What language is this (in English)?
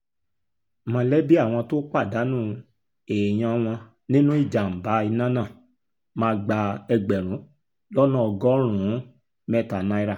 Yoruba